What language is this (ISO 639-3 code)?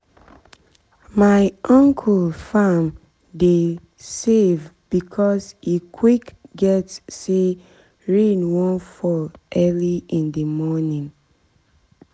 pcm